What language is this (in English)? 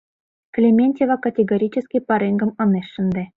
Mari